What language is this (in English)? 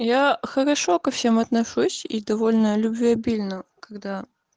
Russian